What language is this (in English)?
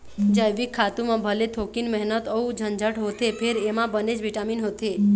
Chhattisgarhi